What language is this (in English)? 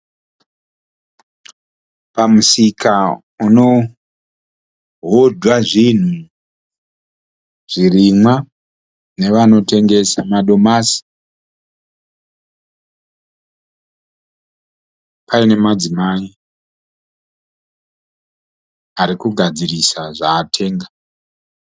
Shona